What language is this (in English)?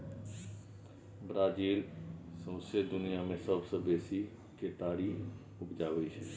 Maithili